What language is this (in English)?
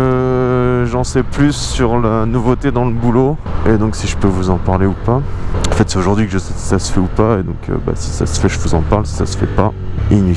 French